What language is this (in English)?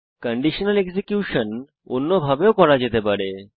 Bangla